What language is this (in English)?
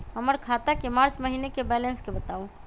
Magahi